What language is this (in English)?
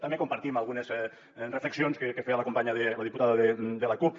Catalan